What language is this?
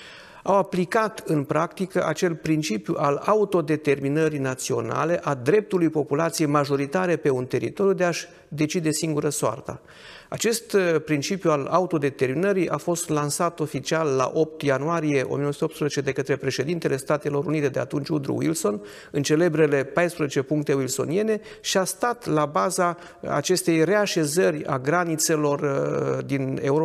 Romanian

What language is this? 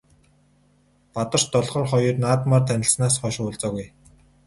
Mongolian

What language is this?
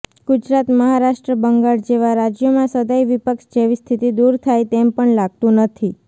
Gujarati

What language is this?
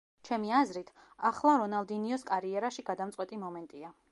Georgian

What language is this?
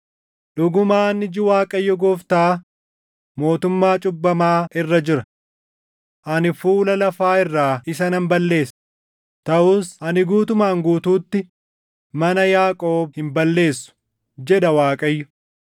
Oromo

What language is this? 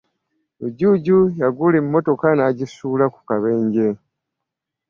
Ganda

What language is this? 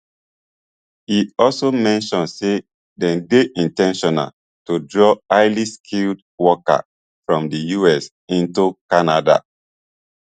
Nigerian Pidgin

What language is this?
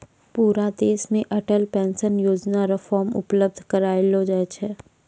Maithili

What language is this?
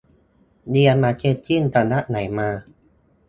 Thai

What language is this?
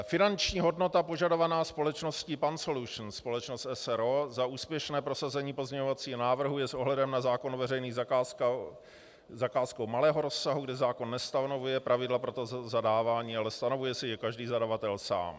Czech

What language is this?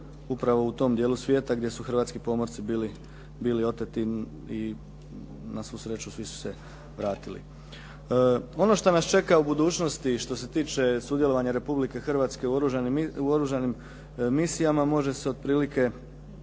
Croatian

